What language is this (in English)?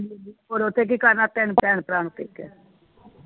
Punjabi